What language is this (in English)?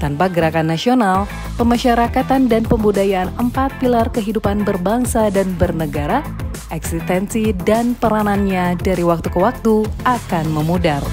Indonesian